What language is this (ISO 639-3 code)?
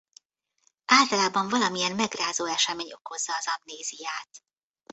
hun